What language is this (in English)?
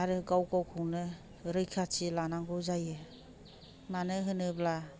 Bodo